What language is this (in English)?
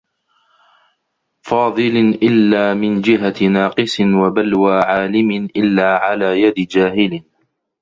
Arabic